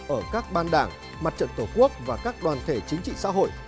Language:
Vietnamese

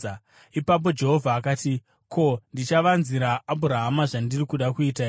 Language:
Shona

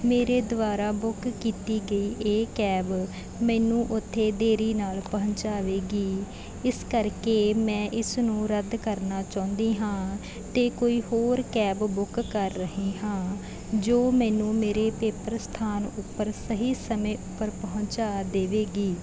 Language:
Punjabi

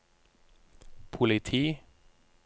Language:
Norwegian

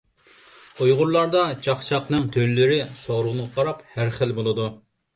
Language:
Uyghur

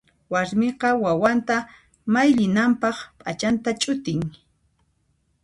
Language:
Puno Quechua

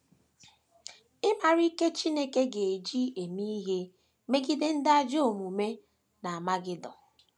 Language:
Igbo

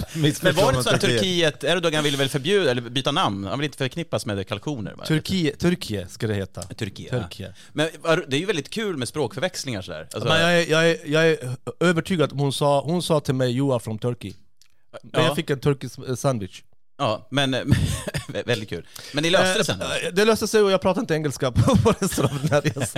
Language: Swedish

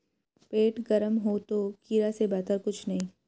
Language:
Hindi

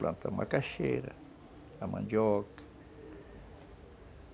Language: Portuguese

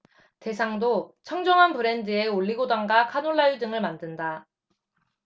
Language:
Korean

